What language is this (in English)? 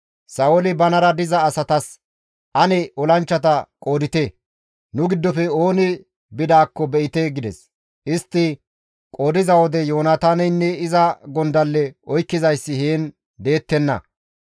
Gamo